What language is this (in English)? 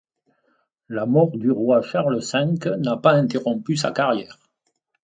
French